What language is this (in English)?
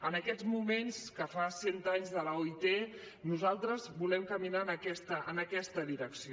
Catalan